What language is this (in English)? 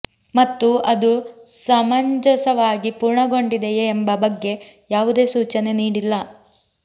Kannada